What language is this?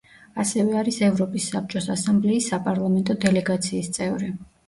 Georgian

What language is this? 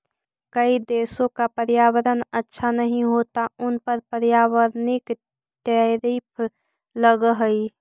Magahi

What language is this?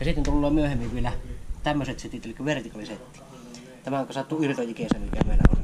Finnish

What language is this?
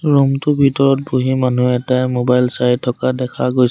Assamese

